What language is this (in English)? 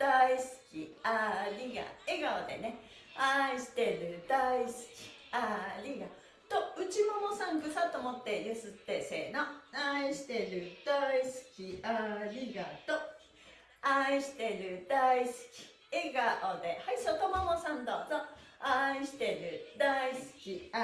Japanese